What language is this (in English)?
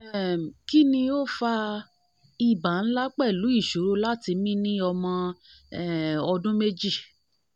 Yoruba